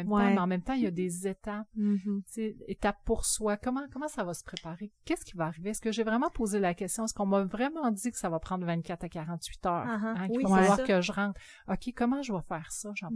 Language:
French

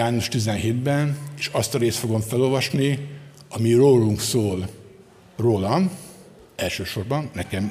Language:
Hungarian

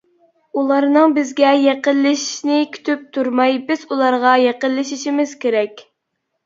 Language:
Uyghur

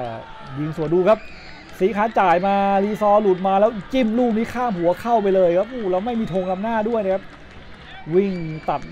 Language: Thai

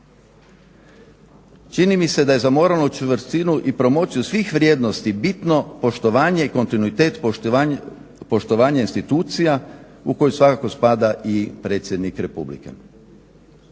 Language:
Croatian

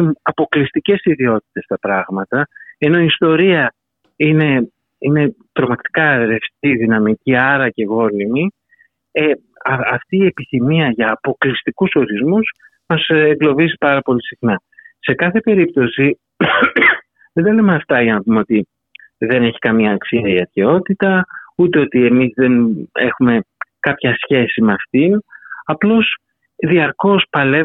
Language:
Greek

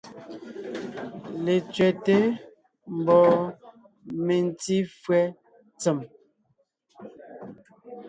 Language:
Ngiemboon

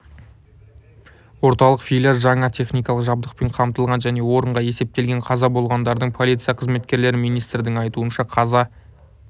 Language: Kazakh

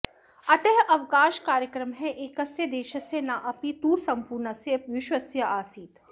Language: Sanskrit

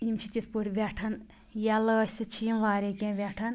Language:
Kashmiri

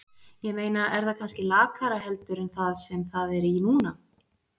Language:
Icelandic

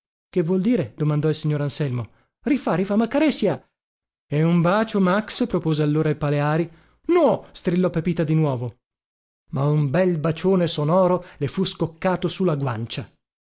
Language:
Italian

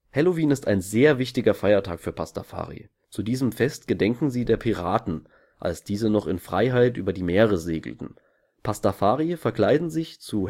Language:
German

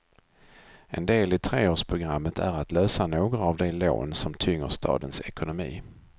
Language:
Swedish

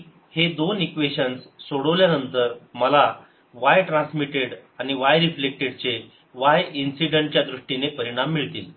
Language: Marathi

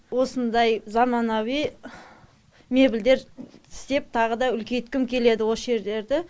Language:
Kazakh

